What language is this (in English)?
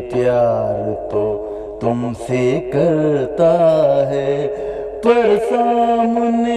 Urdu